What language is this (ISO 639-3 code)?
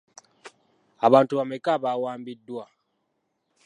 lug